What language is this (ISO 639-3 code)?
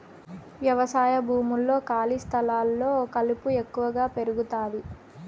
tel